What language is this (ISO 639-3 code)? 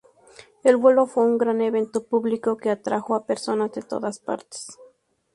spa